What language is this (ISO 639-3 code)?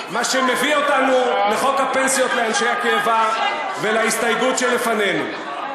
heb